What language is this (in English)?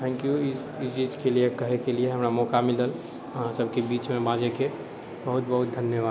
Maithili